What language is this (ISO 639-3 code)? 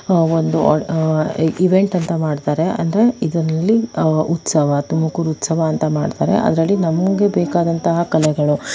kan